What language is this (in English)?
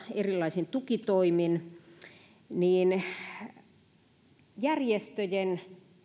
Finnish